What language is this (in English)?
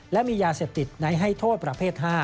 Thai